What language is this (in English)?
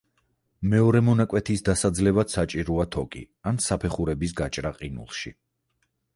Georgian